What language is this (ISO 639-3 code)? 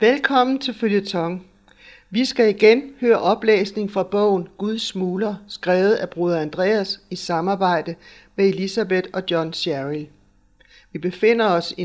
dan